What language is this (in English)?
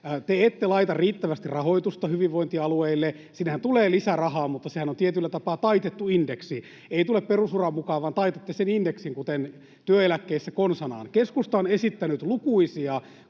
Finnish